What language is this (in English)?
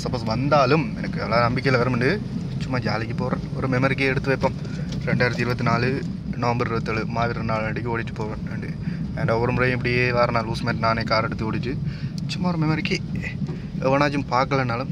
Tamil